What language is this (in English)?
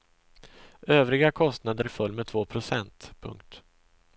Swedish